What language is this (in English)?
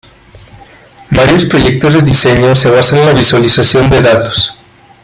Spanish